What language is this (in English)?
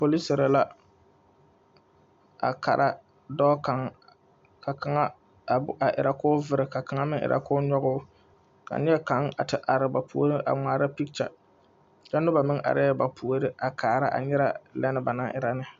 Southern Dagaare